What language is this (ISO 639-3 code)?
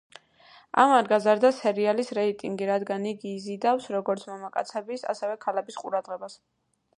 kat